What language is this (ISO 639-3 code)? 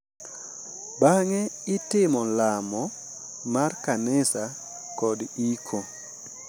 luo